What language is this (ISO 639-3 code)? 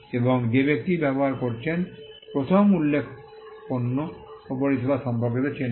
ben